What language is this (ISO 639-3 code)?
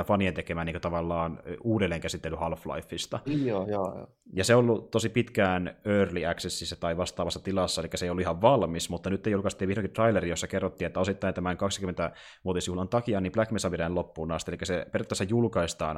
fin